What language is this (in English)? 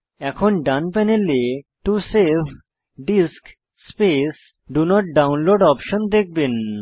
Bangla